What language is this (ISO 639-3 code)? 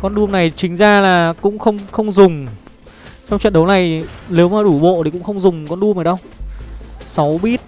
vie